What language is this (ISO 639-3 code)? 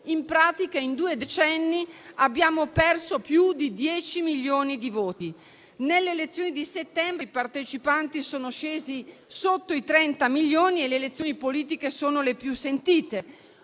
ita